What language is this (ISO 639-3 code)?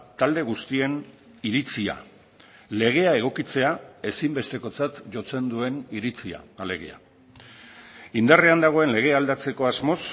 eus